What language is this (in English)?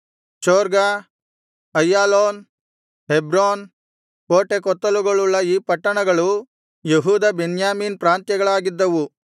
Kannada